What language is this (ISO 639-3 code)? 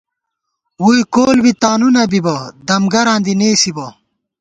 gwt